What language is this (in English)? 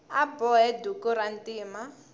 Tsonga